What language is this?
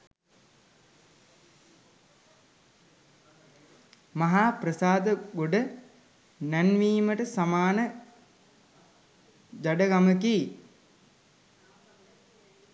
Sinhala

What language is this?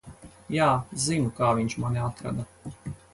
Latvian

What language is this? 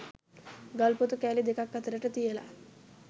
Sinhala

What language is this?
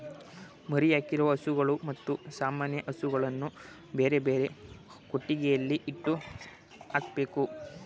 Kannada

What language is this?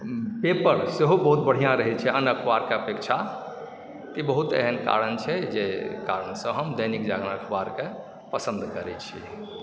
Maithili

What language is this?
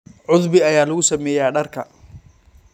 Somali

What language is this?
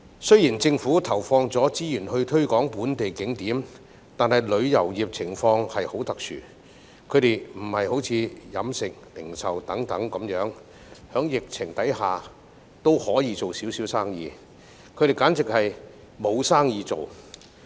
Cantonese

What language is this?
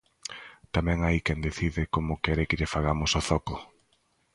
Galician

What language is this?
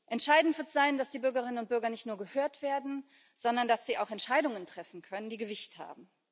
German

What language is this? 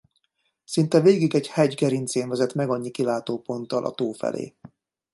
Hungarian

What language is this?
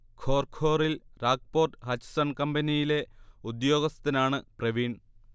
Malayalam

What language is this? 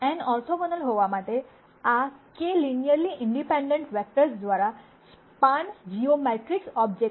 Gujarati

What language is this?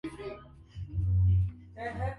Swahili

